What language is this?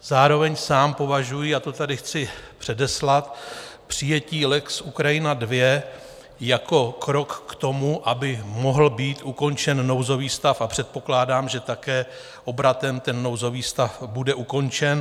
Czech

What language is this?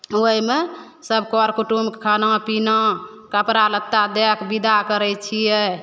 Maithili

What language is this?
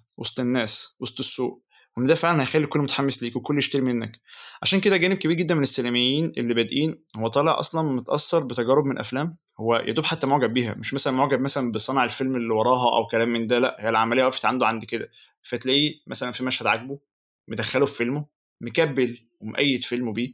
Arabic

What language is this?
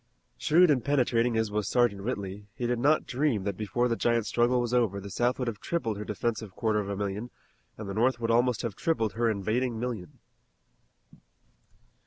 English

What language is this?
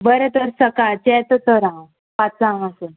Konkani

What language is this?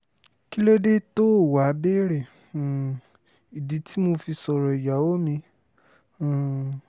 Yoruba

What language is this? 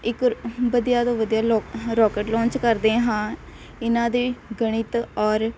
Punjabi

